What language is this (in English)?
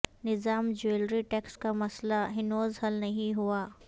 Urdu